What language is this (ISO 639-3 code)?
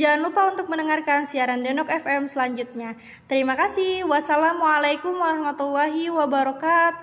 ind